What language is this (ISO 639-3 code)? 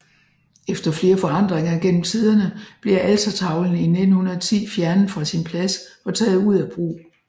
dan